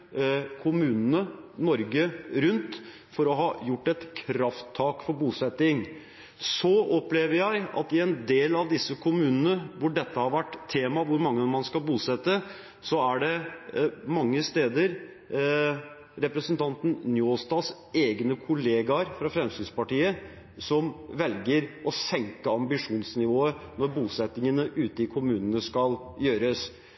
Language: Norwegian Bokmål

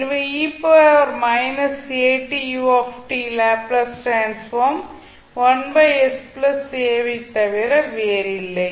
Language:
Tamil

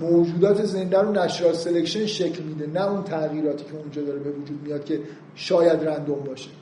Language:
Persian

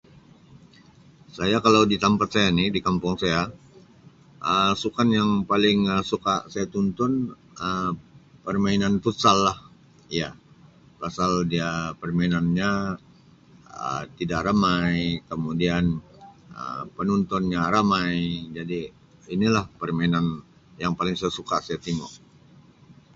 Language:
Sabah Malay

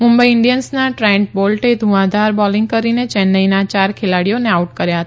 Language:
Gujarati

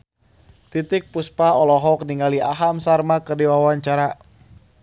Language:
Sundanese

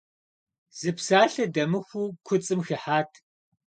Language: Kabardian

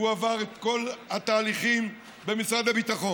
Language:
Hebrew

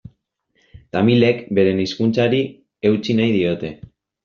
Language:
Basque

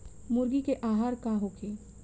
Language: Bhojpuri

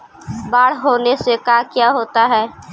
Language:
Magahi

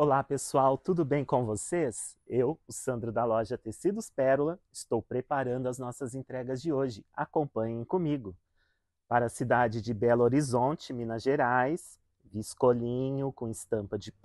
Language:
Portuguese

